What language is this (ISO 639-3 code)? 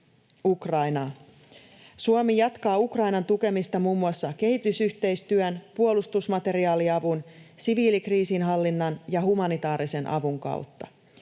fin